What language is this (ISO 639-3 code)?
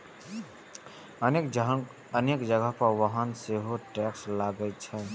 mai